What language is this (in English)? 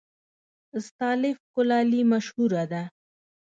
Pashto